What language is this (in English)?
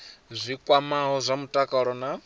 Venda